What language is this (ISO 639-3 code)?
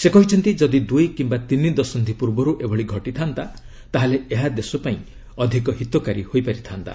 ori